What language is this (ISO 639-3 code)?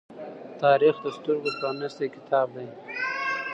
pus